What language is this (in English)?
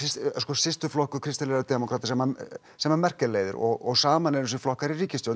Icelandic